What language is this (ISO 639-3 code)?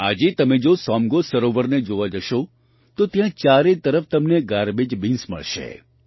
guj